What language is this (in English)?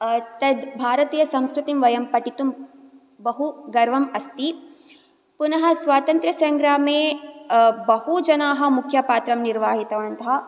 Sanskrit